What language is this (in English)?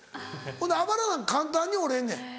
Japanese